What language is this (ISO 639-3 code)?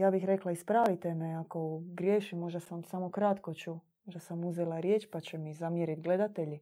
hrv